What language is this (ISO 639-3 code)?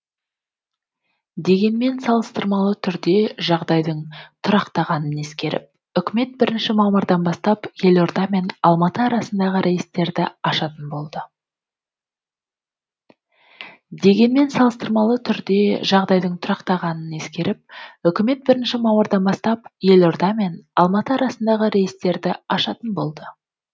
kaz